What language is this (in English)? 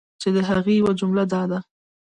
Pashto